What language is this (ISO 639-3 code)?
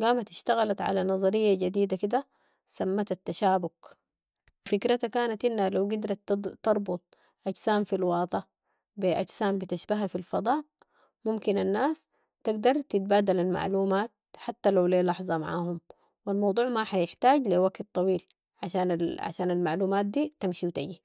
apd